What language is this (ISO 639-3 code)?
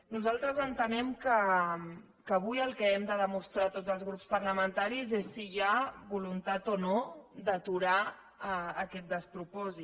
cat